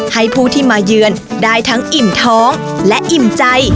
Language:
Thai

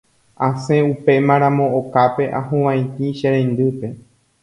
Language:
Guarani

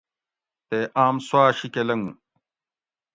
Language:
Gawri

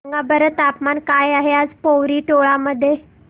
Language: Marathi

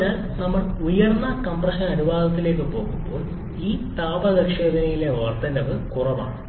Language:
Malayalam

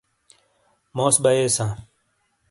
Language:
Shina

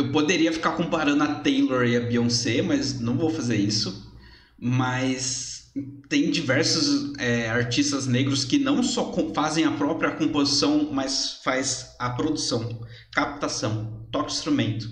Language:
Portuguese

